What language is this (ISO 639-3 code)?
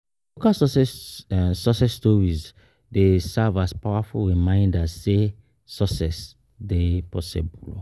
pcm